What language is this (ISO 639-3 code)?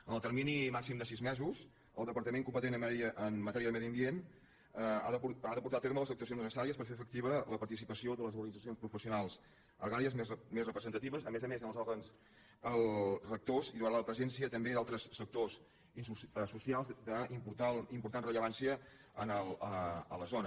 cat